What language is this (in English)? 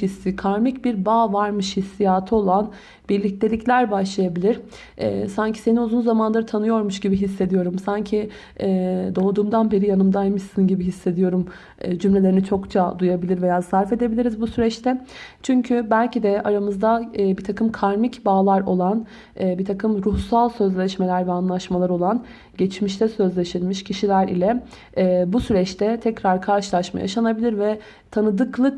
Turkish